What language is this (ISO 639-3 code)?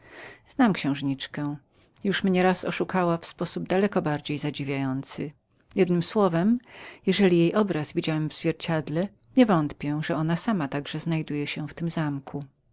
pol